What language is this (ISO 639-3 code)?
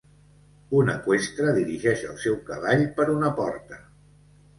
cat